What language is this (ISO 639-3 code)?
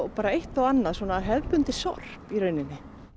isl